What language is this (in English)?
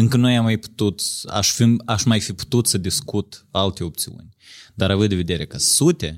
Romanian